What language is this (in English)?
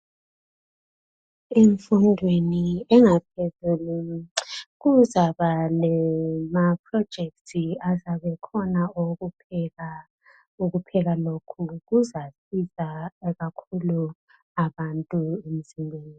North Ndebele